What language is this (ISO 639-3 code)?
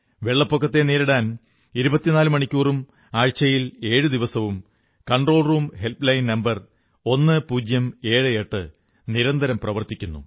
mal